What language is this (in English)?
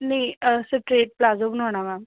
Punjabi